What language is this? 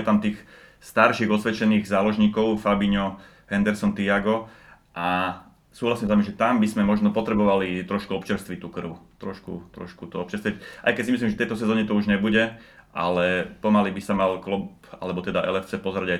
Slovak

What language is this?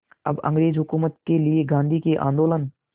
Hindi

